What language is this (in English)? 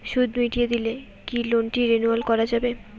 Bangla